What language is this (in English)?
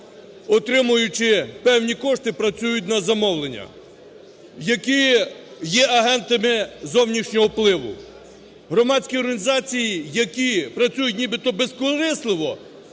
Ukrainian